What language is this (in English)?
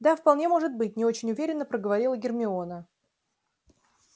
Russian